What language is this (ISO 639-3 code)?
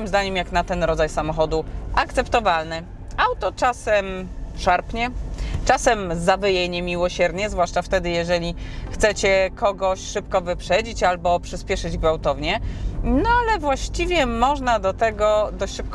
pol